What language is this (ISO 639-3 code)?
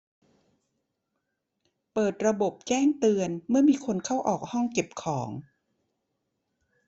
tha